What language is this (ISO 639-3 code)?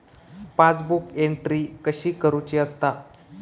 mar